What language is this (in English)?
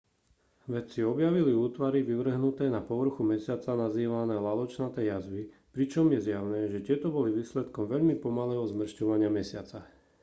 Slovak